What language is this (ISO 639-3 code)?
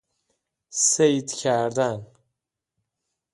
fas